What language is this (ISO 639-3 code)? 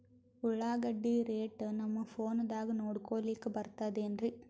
kan